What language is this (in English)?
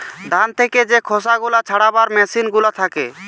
Bangla